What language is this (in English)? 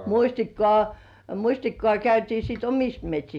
Finnish